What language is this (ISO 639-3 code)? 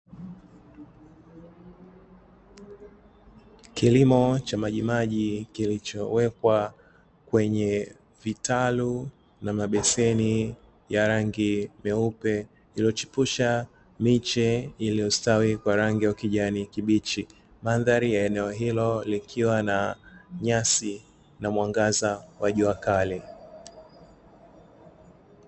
swa